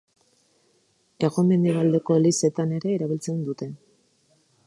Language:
Basque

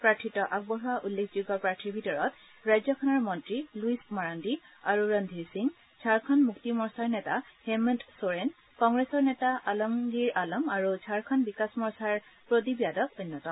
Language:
Assamese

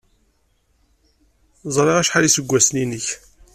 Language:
Kabyle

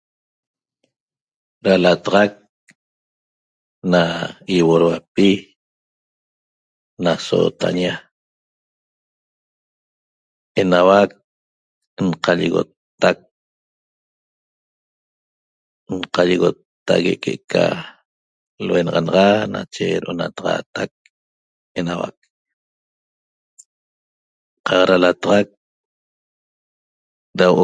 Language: Toba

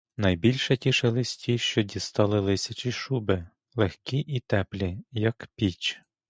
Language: Ukrainian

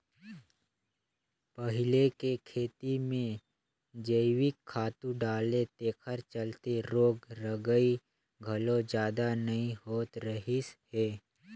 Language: Chhattisgarhi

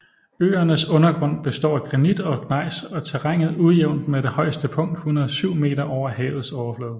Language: Danish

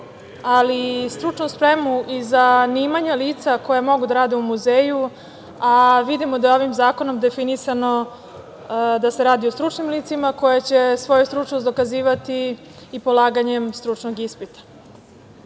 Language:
Serbian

